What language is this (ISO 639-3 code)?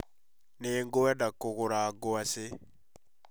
kik